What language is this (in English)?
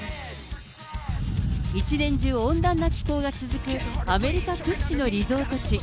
Japanese